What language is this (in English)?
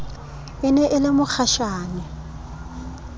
Southern Sotho